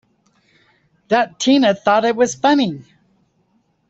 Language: English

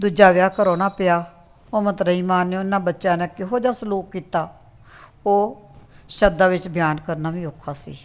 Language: Punjabi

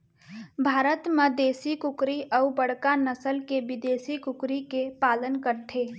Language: Chhattisgarhi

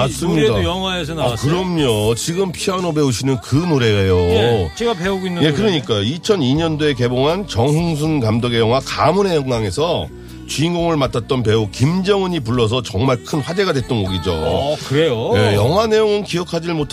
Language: Korean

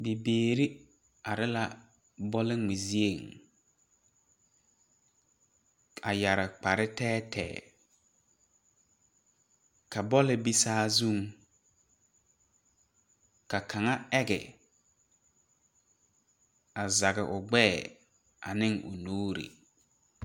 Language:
Southern Dagaare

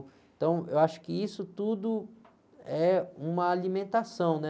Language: Portuguese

